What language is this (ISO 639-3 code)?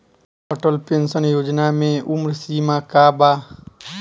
bho